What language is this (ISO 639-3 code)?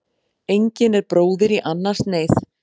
isl